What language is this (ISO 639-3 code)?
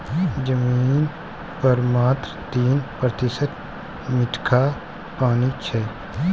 mai